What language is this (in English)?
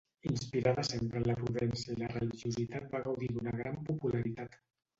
Catalan